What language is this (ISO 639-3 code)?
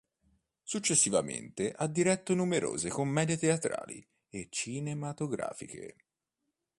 ita